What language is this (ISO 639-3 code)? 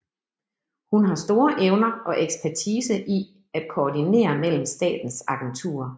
dan